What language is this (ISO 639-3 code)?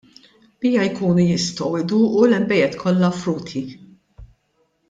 mlt